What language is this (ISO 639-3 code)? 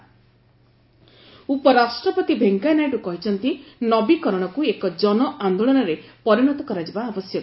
ori